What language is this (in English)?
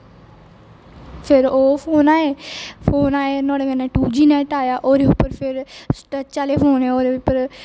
Dogri